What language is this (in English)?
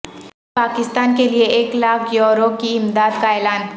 Urdu